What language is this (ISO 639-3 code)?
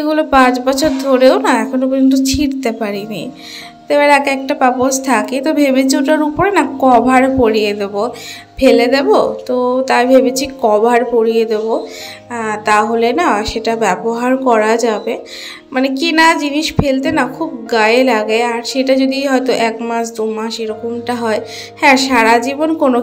pol